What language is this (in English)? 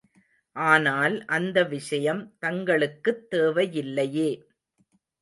Tamil